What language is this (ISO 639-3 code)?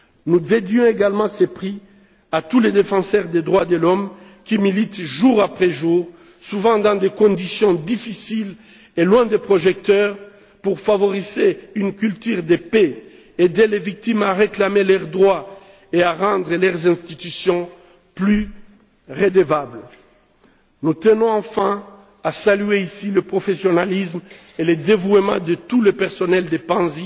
fra